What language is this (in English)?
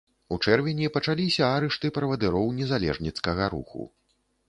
Belarusian